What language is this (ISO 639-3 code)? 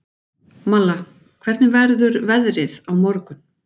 isl